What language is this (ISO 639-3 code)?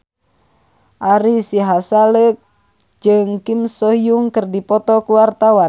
sun